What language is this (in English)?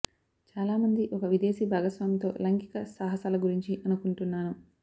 Telugu